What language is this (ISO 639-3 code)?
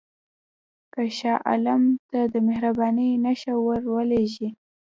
pus